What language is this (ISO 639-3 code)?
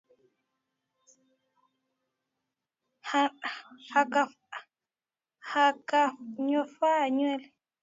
swa